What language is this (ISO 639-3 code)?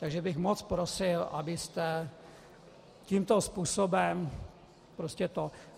ces